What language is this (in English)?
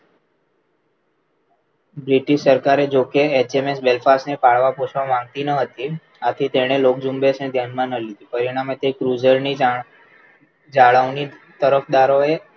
Gujarati